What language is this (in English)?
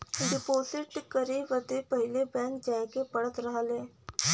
Bhojpuri